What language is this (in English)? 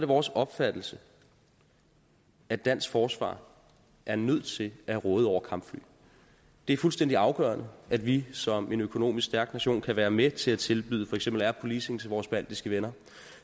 Danish